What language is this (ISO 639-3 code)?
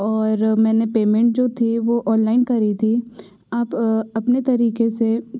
hin